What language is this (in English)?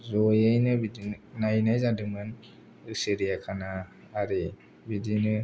Bodo